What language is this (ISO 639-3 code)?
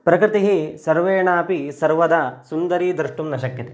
san